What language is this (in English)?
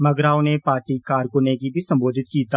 Dogri